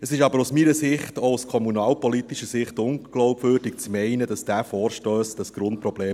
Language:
Swiss German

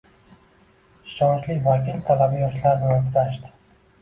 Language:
Uzbek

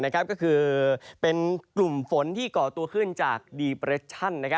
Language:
Thai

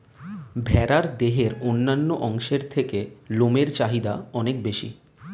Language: Bangla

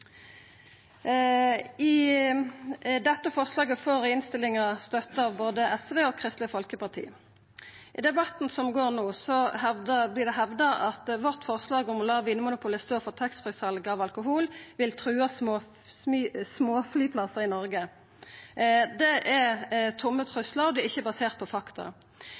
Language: Norwegian Nynorsk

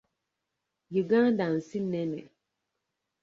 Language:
Ganda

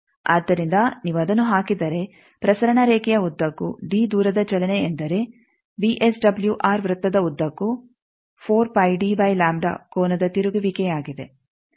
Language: Kannada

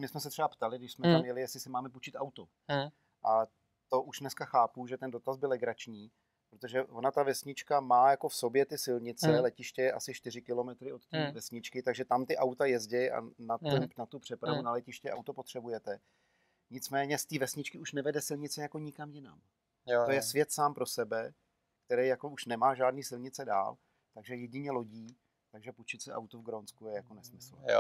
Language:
Czech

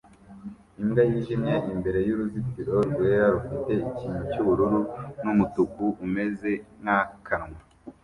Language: Kinyarwanda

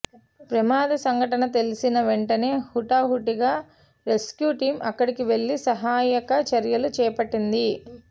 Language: Telugu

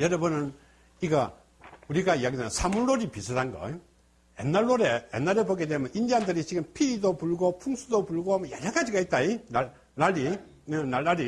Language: Korean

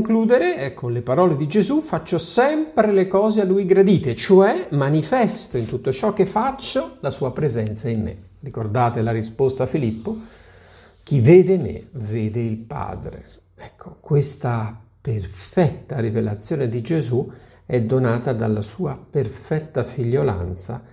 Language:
Italian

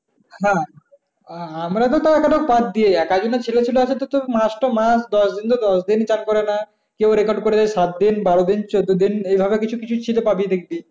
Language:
Bangla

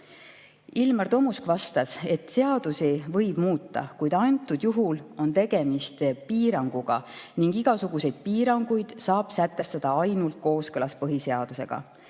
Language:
Estonian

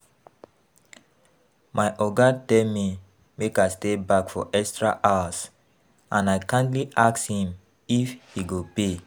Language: Nigerian Pidgin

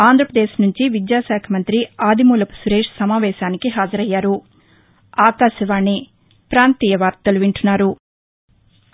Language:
Telugu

